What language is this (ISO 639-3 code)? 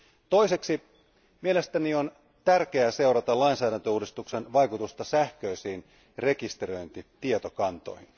fin